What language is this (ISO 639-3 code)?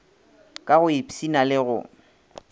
nso